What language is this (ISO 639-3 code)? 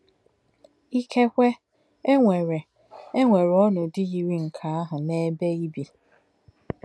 ibo